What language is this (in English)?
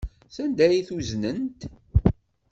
Kabyle